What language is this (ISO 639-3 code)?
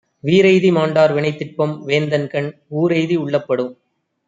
tam